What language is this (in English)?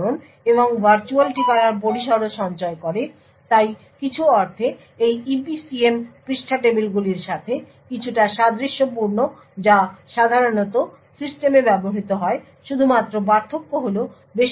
Bangla